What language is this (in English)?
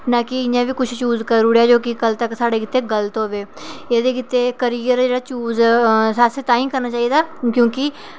Dogri